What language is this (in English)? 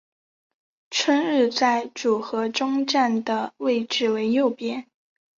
Chinese